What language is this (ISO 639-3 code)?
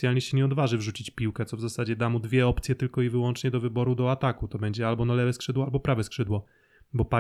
pol